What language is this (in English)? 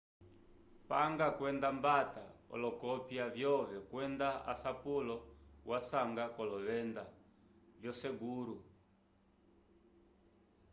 Umbundu